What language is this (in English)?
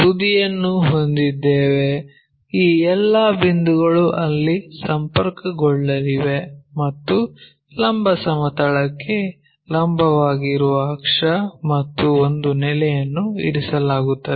Kannada